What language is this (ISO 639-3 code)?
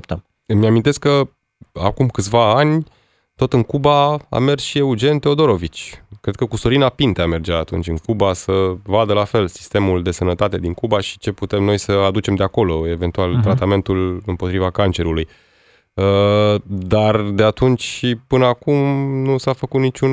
ron